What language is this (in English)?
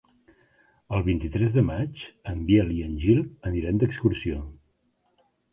Catalan